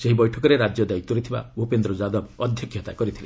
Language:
Odia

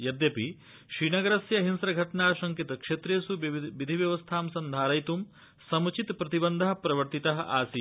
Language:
Sanskrit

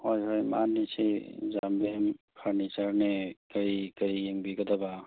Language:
Manipuri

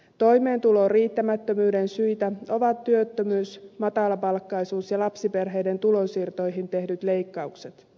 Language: Finnish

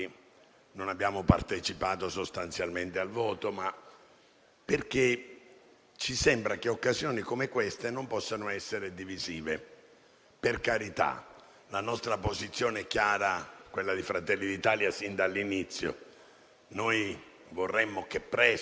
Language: Italian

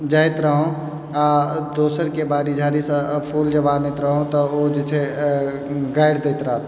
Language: Maithili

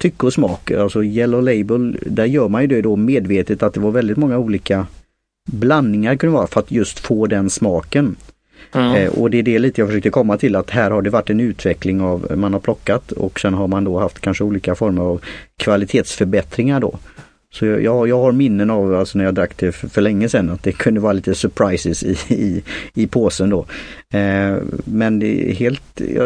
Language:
Swedish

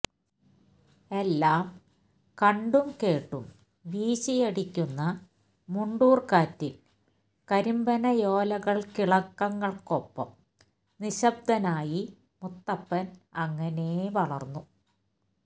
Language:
Malayalam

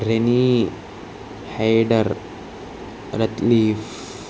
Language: Telugu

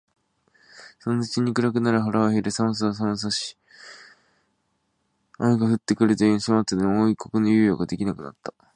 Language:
Japanese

